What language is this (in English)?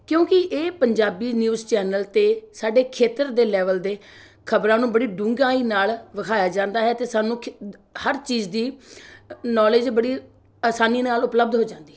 Punjabi